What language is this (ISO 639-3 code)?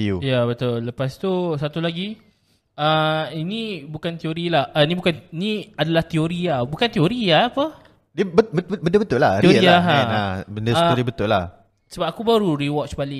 msa